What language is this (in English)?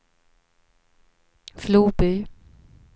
Swedish